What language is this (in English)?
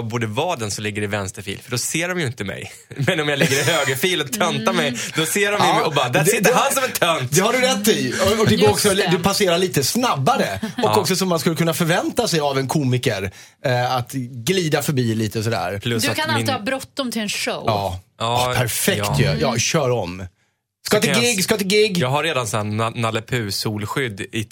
Swedish